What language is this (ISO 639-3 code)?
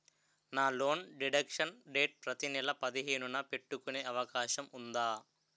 tel